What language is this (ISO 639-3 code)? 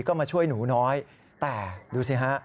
tha